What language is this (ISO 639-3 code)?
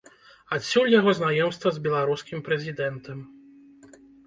bel